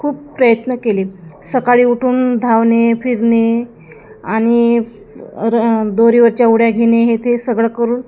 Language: Marathi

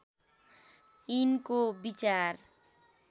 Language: Nepali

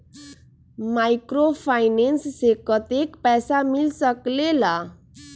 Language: Magahi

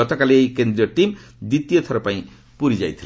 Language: Odia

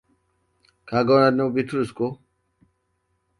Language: Hausa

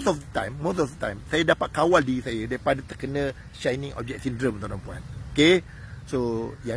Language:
Malay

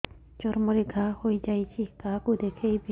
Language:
Odia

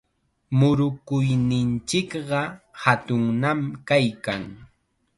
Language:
Chiquián Ancash Quechua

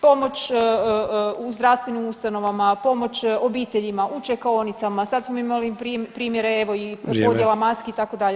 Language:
Croatian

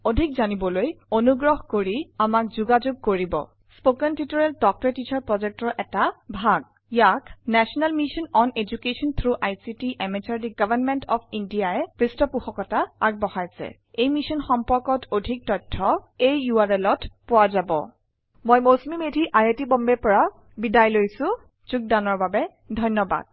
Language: Assamese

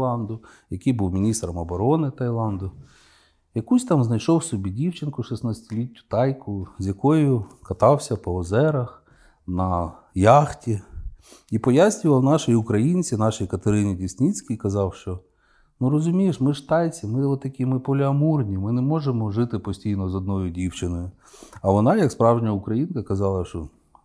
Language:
Ukrainian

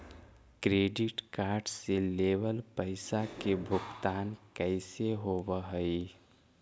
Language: Magahi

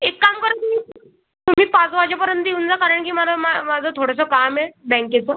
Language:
Marathi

